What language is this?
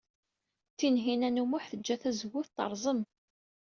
Kabyle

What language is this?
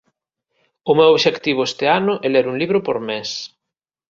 Galician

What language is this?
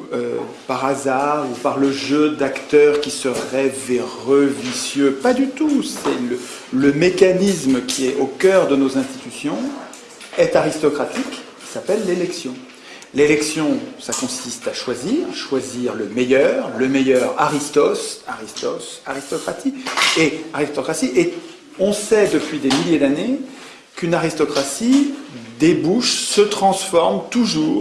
French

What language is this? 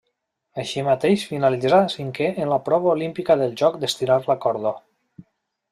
Catalan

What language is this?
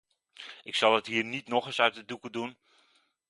Dutch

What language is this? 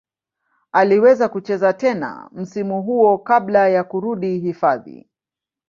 Swahili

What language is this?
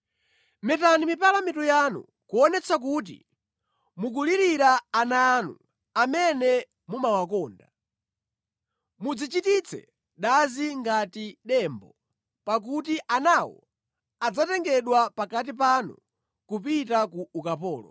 Nyanja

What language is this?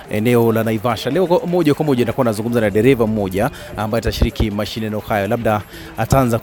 Swahili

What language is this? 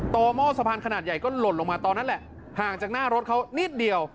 Thai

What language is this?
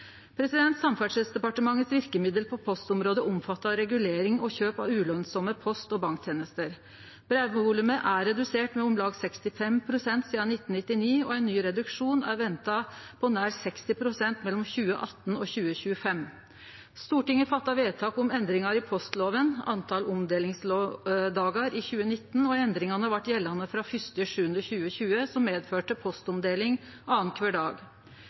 Norwegian Nynorsk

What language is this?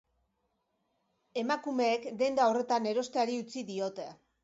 Basque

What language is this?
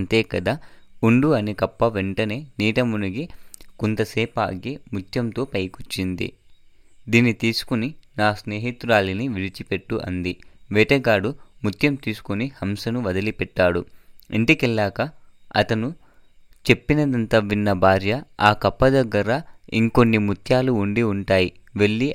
Telugu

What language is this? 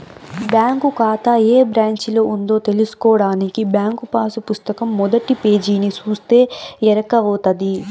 Telugu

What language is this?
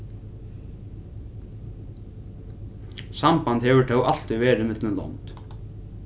Faroese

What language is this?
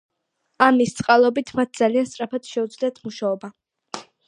Georgian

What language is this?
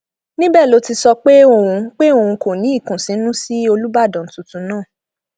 Yoruba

